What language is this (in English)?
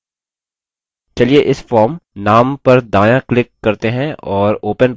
Hindi